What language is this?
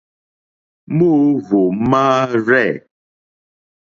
Mokpwe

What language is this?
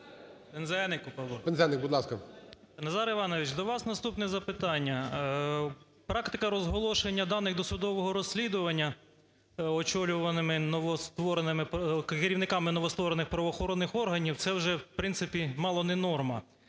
Ukrainian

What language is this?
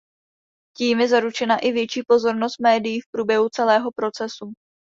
Czech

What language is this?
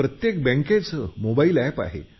Marathi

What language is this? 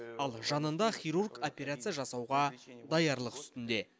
Kazakh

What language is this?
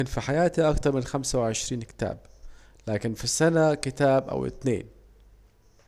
Saidi Arabic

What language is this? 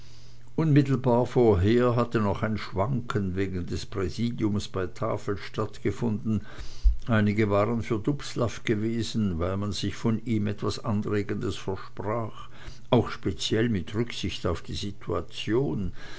German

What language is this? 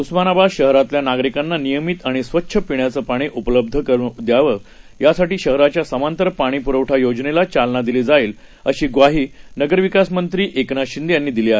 Marathi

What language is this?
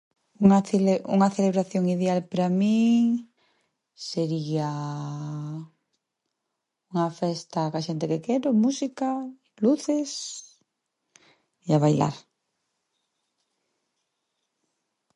Galician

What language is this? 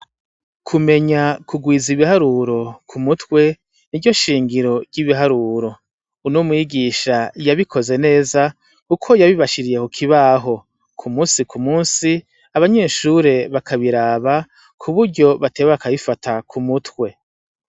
Rundi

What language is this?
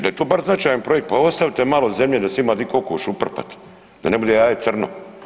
Croatian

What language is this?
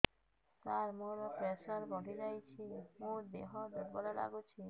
Odia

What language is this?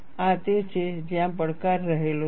Gujarati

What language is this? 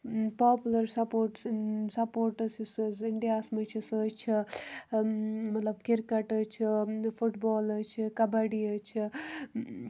Kashmiri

